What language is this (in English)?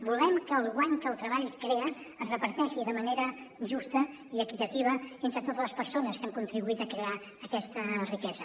Catalan